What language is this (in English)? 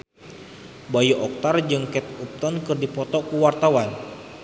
Sundanese